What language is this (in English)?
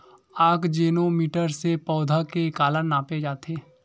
Chhattisgarhi